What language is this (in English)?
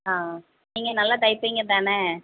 Tamil